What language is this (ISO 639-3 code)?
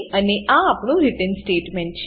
guj